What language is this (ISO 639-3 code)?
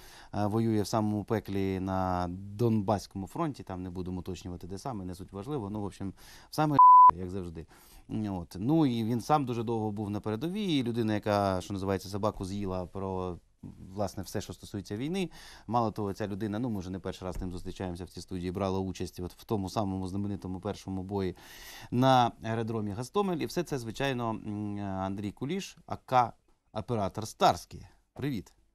ukr